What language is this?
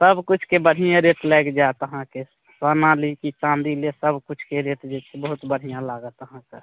Maithili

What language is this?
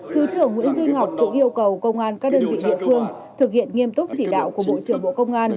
Vietnamese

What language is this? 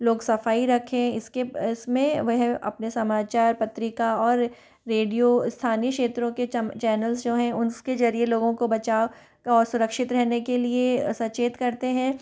Hindi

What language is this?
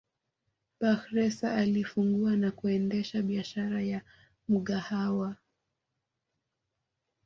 Swahili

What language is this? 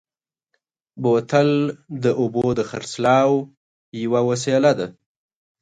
Pashto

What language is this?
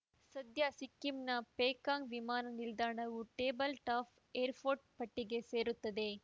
Kannada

